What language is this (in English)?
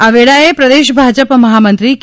Gujarati